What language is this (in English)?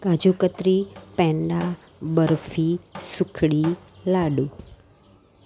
Gujarati